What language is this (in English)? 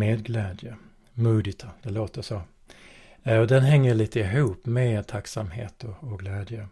Swedish